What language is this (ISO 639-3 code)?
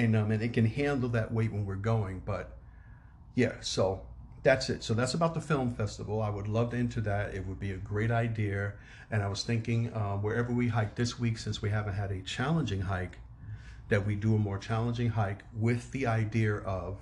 eng